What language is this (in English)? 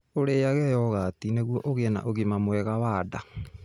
Kikuyu